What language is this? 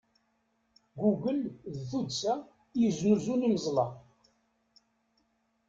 Kabyle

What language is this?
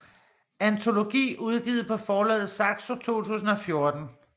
Danish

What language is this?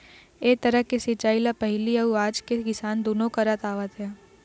Chhattisgarhi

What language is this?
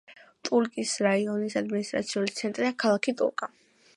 Georgian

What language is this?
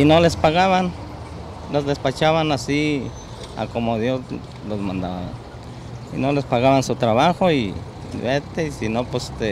Spanish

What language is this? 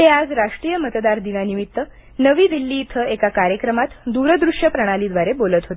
Marathi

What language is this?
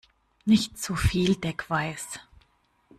German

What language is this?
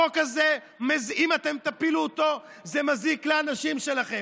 Hebrew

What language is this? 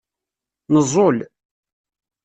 Kabyle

